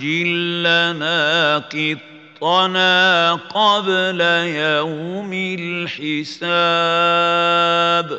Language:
Arabic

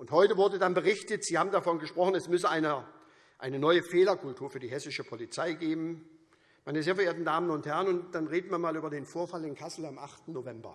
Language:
German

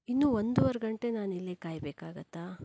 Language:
Kannada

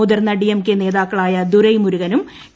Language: Malayalam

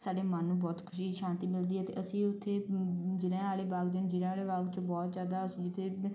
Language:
Punjabi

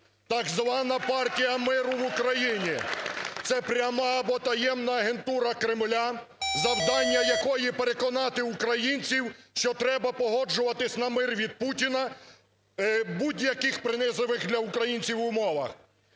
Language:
Ukrainian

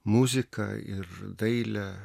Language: Lithuanian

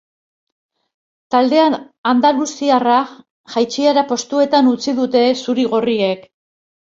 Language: Basque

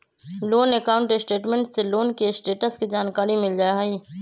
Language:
Magahi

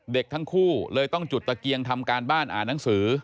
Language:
Thai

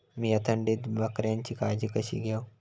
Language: Marathi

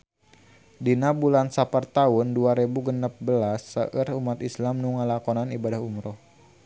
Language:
Sundanese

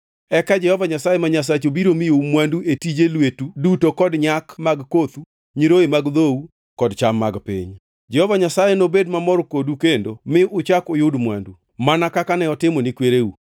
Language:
Luo (Kenya and Tanzania)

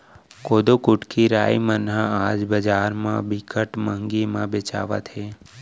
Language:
Chhattisgarhi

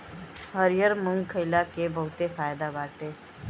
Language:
Bhojpuri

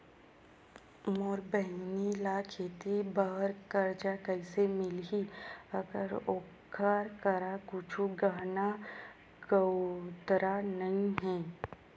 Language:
Chhattisgarhi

